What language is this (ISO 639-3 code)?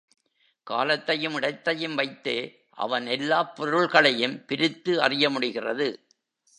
tam